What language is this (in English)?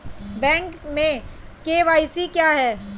Hindi